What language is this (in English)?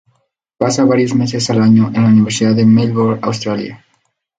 Spanish